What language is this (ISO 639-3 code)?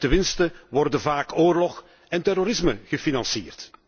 nld